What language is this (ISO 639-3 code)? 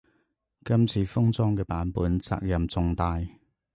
yue